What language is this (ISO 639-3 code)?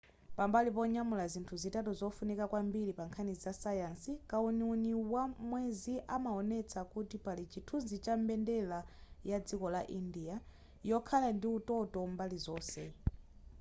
nya